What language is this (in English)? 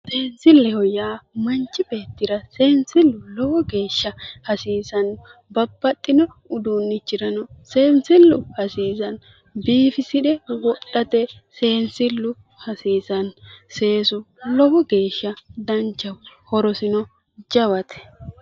Sidamo